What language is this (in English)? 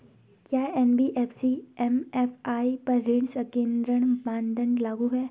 Hindi